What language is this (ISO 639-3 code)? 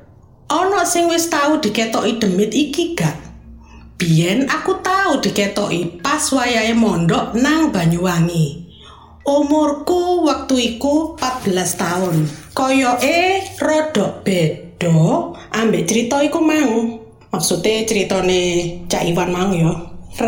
ind